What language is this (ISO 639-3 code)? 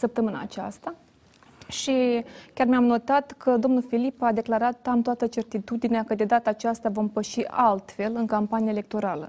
ron